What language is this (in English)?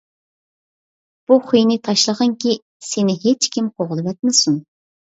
Uyghur